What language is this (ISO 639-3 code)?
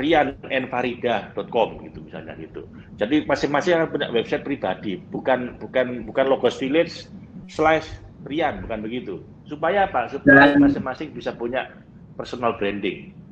ind